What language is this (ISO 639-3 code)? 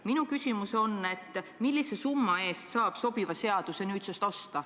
est